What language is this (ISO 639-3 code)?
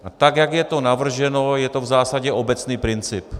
ces